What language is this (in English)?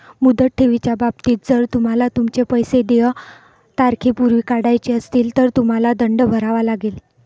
Marathi